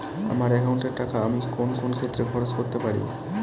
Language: Bangla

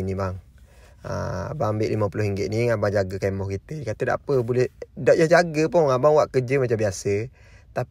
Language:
Malay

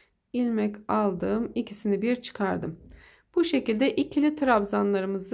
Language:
Turkish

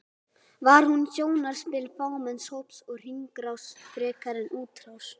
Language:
Icelandic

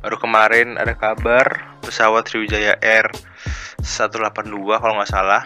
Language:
Indonesian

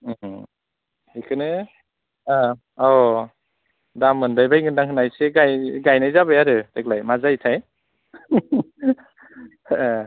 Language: Bodo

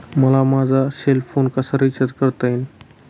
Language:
Marathi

